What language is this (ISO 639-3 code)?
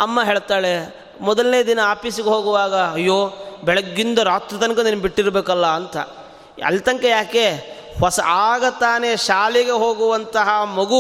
kan